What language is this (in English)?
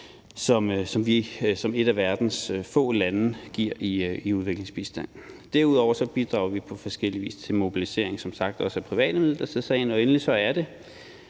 Danish